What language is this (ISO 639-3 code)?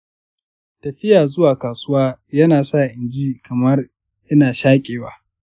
hau